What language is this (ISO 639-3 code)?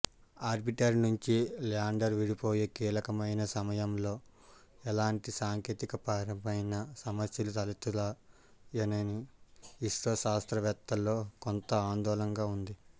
tel